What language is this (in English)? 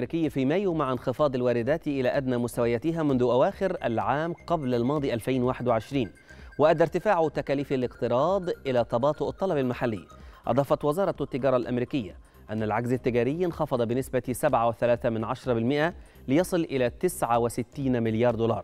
Arabic